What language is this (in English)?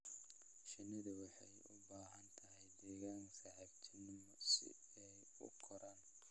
Somali